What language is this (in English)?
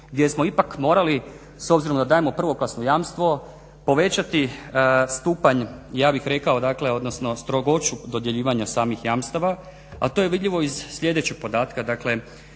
Croatian